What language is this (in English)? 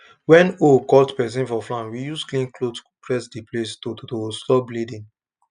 Nigerian Pidgin